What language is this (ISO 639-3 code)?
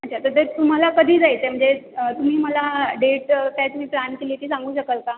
mar